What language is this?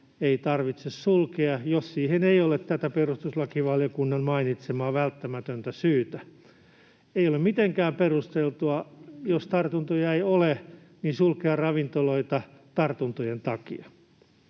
Finnish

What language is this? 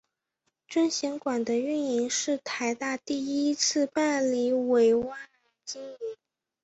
Chinese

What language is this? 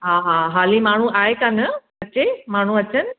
Sindhi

